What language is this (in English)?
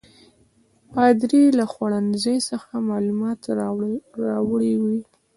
Pashto